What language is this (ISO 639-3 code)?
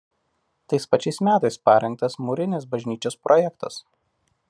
lit